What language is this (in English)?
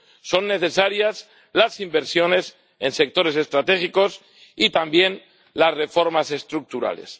Spanish